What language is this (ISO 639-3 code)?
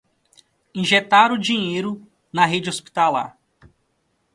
por